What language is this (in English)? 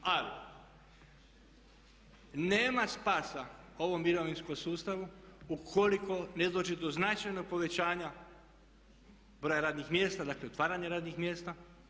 Croatian